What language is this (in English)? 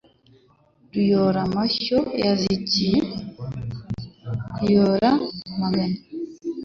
Kinyarwanda